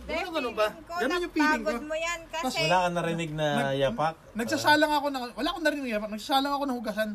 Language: Filipino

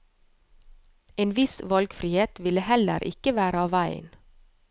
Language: Norwegian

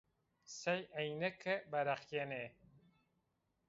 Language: Zaza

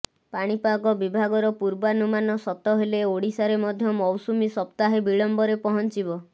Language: Odia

